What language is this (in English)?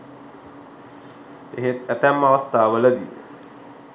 Sinhala